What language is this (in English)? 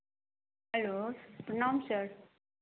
Maithili